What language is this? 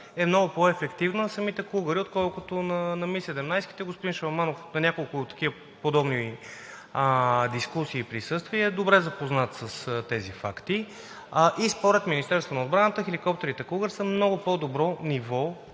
Bulgarian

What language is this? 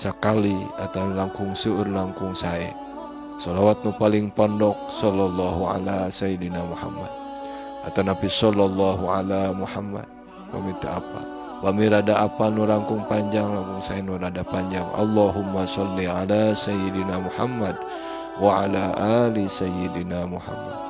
Malay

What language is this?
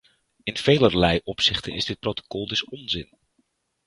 Dutch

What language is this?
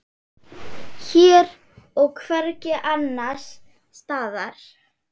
Icelandic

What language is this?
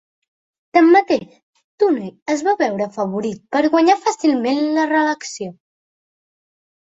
Catalan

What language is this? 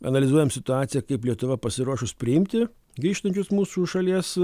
Lithuanian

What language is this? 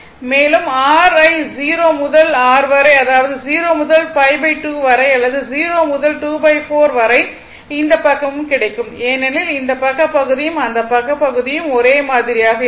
Tamil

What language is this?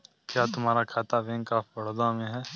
Hindi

